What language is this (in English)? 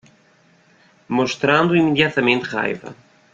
Portuguese